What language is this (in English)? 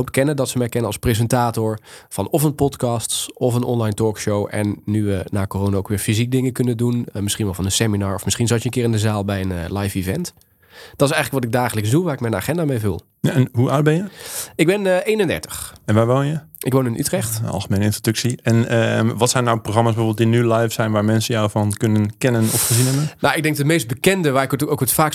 Dutch